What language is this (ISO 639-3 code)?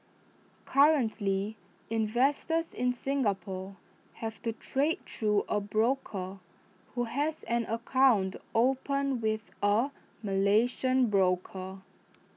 eng